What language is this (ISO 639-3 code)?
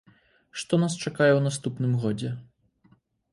bel